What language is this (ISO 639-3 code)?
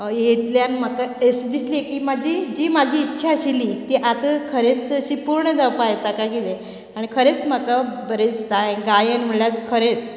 kok